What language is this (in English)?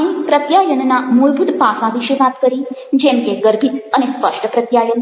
Gujarati